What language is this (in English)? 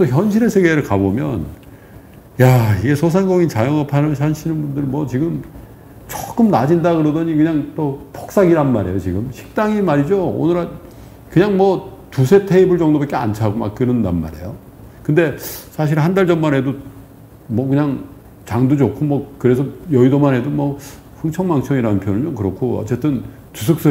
Korean